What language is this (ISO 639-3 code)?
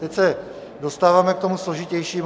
ces